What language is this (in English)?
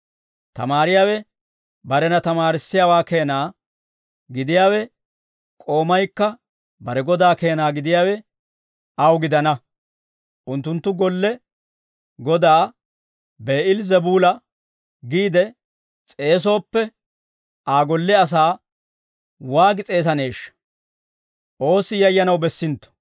Dawro